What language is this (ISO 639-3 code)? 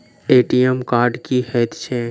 mai